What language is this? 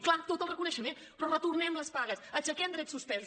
Catalan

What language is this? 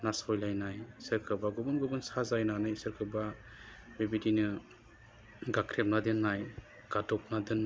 Bodo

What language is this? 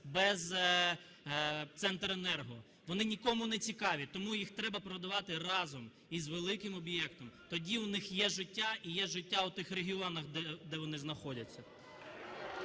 Ukrainian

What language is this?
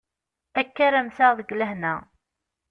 Kabyle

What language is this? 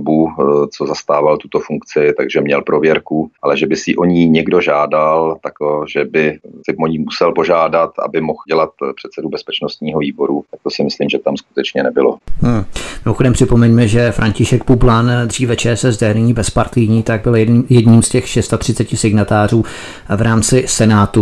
Czech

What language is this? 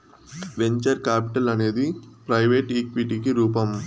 Telugu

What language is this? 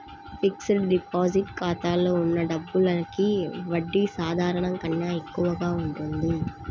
Telugu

